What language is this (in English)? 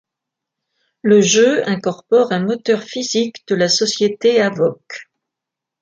French